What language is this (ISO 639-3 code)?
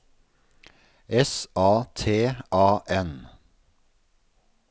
nor